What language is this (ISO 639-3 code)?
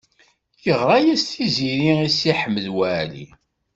kab